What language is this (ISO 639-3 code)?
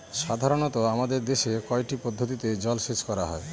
ben